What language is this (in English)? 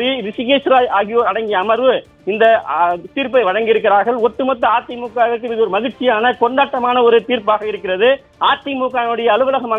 Romanian